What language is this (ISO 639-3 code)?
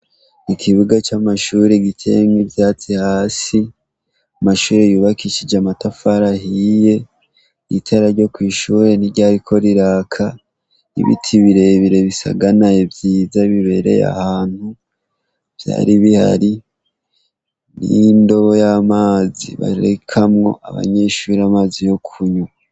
run